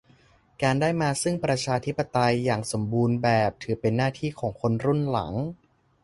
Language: Thai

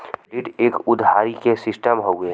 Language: Bhojpuri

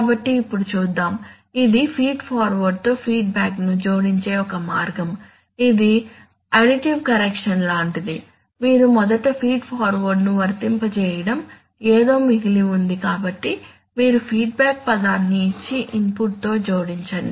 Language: Telugu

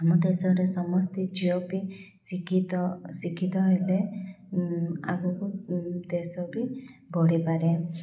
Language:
Odia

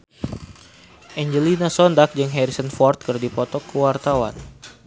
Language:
Sundanese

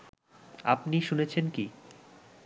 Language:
Bangla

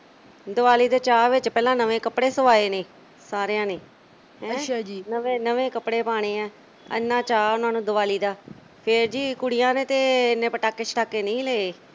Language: Punjabi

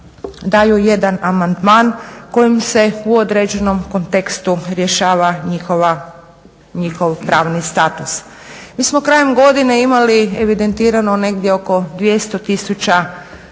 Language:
Croatian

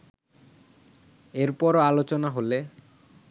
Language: Bangla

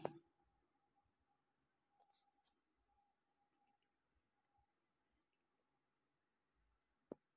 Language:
Telugu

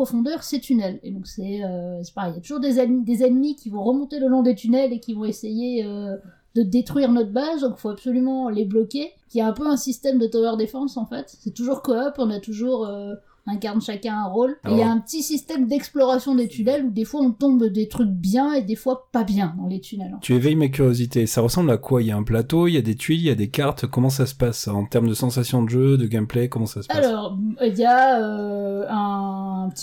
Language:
French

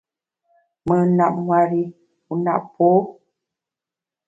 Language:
Bamun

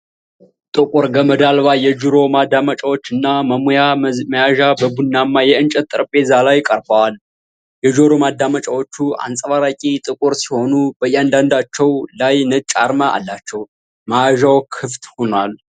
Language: Amharic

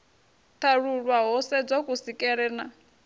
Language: Venda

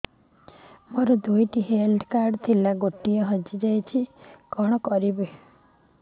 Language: Odia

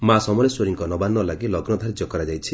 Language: Odia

